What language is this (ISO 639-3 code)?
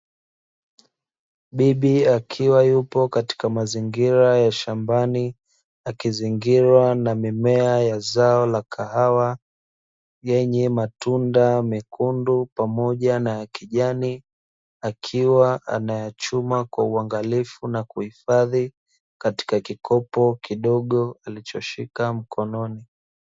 swa